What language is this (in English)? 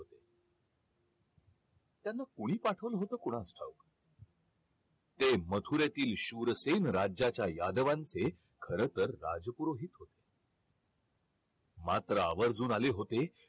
Marathi